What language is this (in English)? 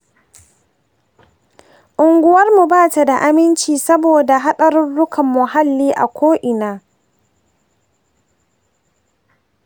Hausa